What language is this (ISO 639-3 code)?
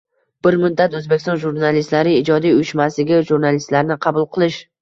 uzb